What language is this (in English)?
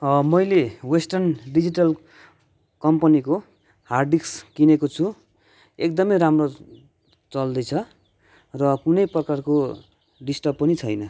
Nepali